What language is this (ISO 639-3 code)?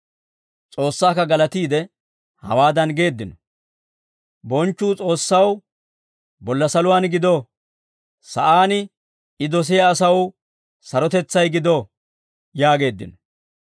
dwr